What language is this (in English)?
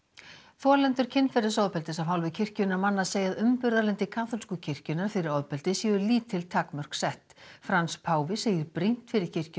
Icelandic